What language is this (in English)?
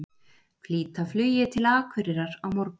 Icelandic